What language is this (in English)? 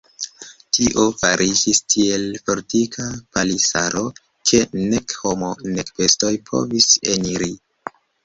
Esperanto